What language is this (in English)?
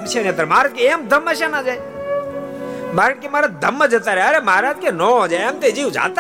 Gujarati